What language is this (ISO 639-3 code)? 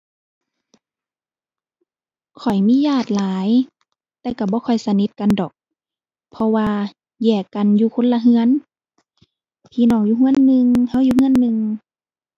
tha